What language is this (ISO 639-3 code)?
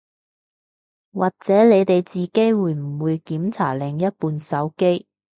yue